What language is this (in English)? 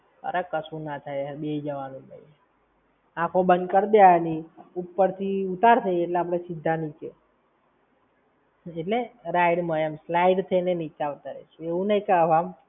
Gujarati